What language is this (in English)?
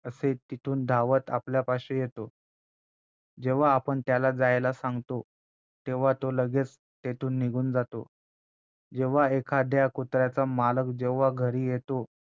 Marathi